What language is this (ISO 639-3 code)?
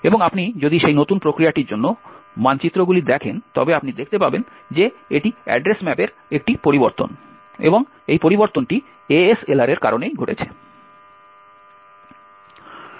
ben